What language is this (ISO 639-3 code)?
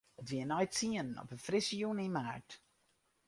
fry